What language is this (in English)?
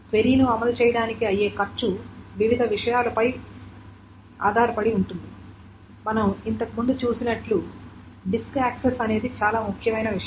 Telugu